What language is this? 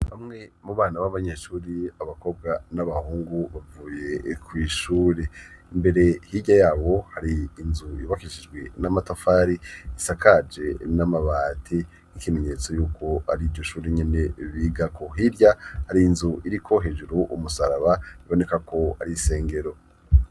Rundi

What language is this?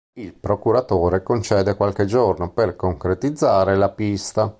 Italian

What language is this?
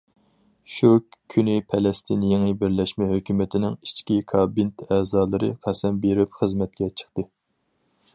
Uyghur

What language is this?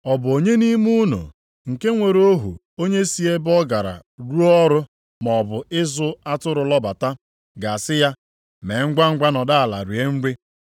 Igbo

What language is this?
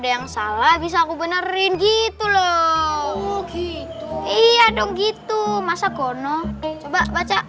Indonesian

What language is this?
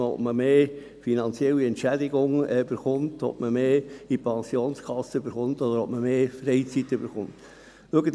Swiss German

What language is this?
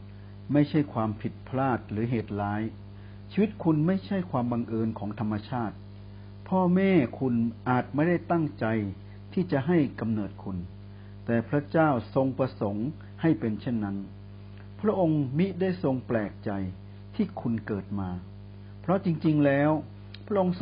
Thai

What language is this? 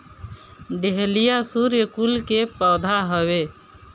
Bhojpuri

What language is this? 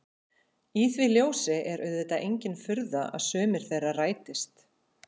Icelandic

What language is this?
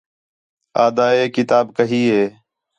Khetrani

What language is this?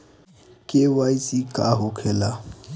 Bhojpuri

